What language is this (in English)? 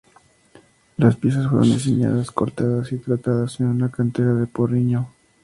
Spanish